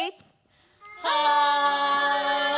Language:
Japanese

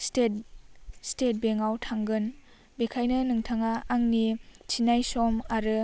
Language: Bodo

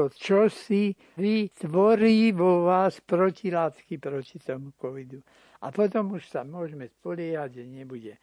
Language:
Slovak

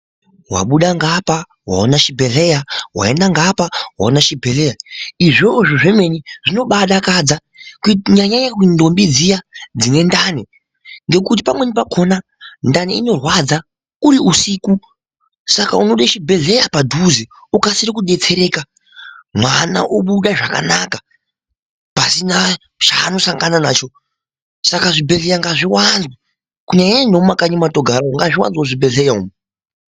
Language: Ndau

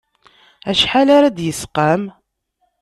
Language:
Kabyle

